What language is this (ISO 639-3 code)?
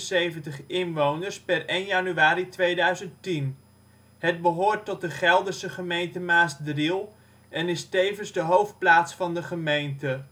nld